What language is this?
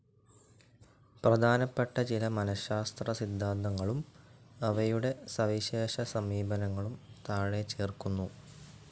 Malayalam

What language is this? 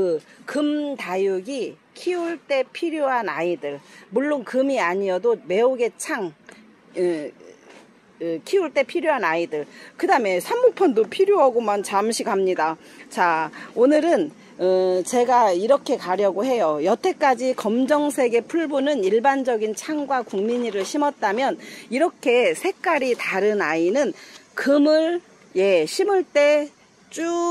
Korean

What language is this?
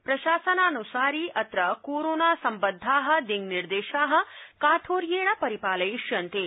Sanskrit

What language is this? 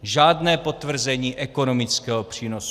Czech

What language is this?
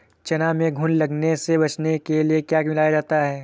Hindi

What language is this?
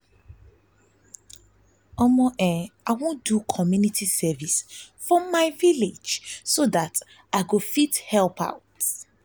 Nigerian Pidgin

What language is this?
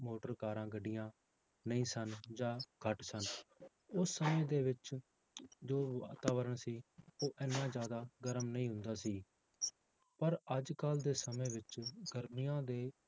Punjabi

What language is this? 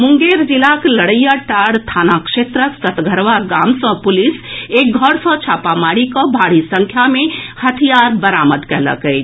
Maithili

